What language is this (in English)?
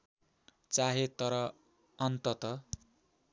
Nepali